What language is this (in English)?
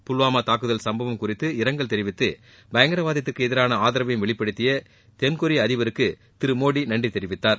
Tamil